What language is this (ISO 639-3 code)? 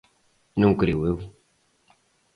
glg